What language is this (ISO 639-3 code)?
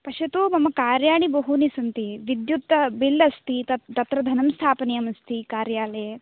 san